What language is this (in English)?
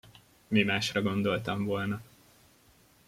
Hungarian